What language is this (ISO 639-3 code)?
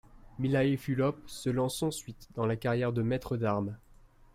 fra